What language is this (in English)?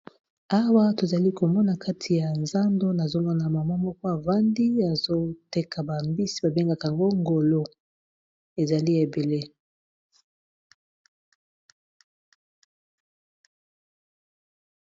Lingala